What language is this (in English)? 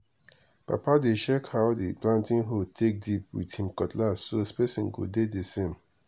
Nigerian Pidgin